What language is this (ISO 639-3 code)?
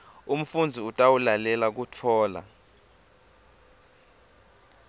ssw